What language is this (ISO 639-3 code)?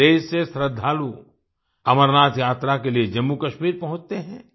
hin